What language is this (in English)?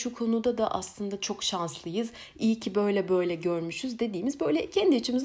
Turkish